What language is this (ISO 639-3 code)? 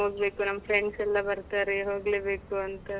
kan